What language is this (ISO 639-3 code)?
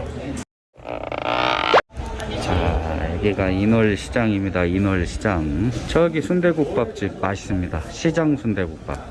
kor